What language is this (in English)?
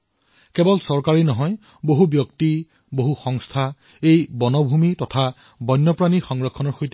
Assamese